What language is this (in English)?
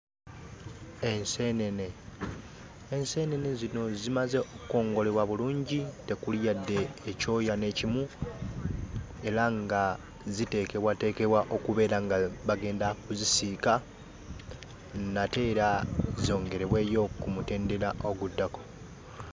Ganda